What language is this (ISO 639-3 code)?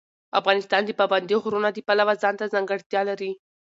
pus